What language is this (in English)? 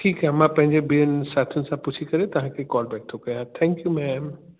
Sindhi